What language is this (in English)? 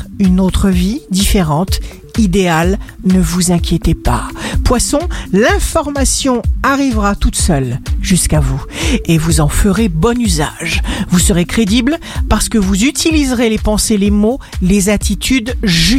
French